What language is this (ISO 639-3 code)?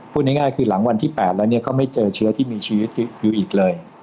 tha